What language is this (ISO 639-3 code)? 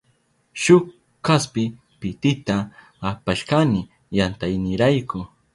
qup